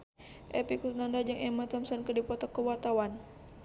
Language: Sundanese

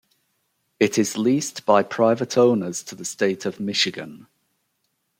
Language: English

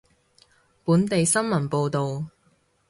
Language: Cantonese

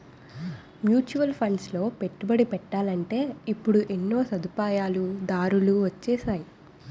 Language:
Telugu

